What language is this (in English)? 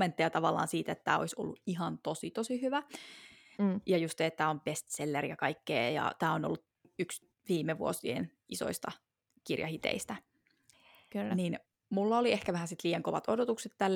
Finnish